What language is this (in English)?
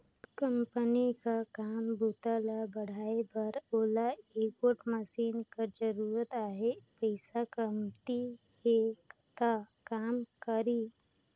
Chhattisgarhi